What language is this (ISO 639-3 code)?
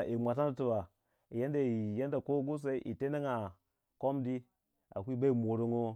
wja